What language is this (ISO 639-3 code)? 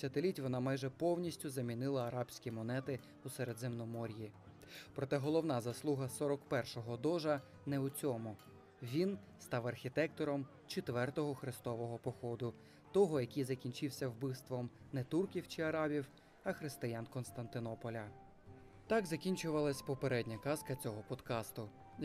ukr